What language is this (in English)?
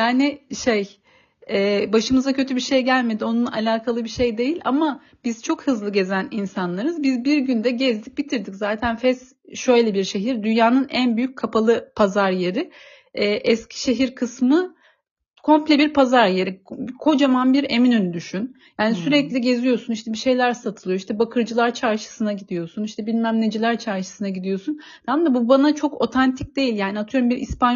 Turkish